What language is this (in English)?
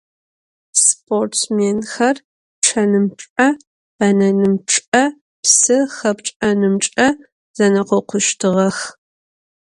Adyghe